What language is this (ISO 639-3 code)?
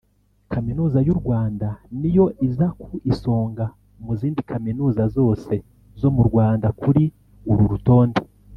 kin